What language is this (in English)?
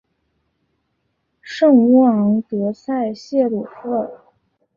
Chinese